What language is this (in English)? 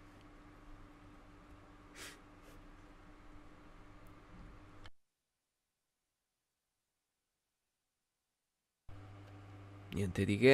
Italian